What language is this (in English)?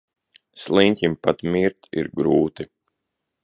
Latvian